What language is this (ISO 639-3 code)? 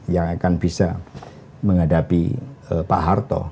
ind